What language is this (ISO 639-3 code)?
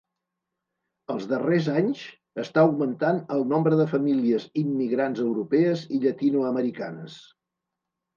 cat